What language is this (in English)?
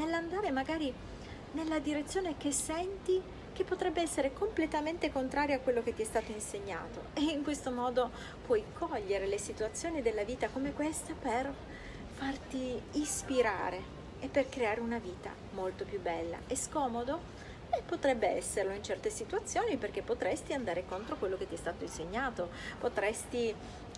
Italian